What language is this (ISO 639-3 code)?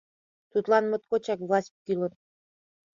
chm